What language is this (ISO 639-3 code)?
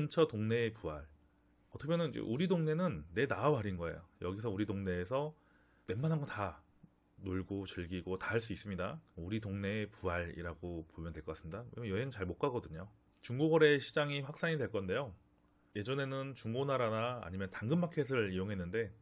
kor